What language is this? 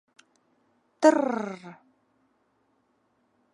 Bashkir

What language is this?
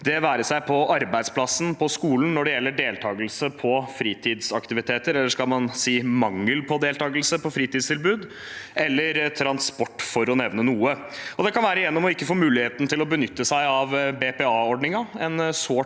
Norwegian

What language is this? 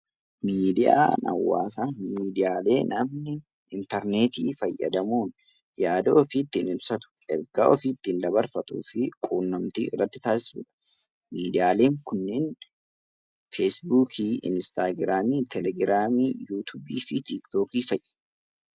Oromo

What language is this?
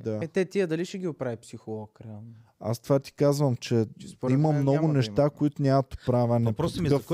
Bulgarian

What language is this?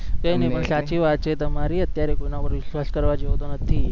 Gujarati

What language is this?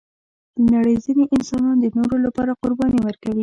Pashto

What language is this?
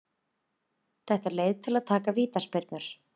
Icelandic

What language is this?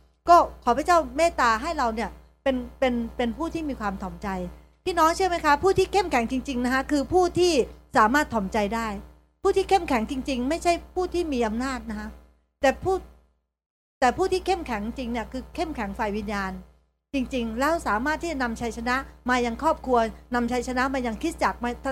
Thai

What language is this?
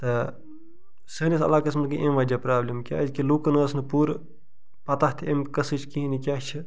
Kashmiri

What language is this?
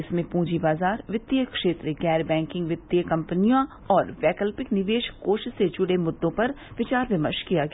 Hindi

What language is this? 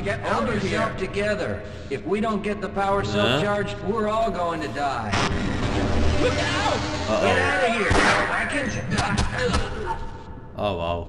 Dutch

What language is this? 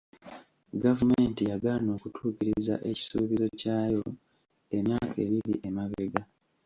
Ganda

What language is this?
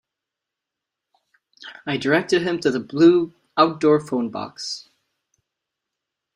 English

